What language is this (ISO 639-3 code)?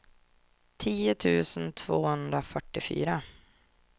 swe